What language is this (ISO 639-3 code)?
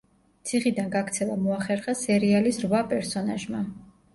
kat